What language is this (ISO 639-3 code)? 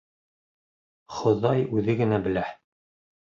bak